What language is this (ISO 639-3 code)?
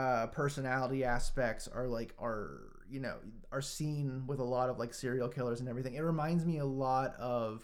eng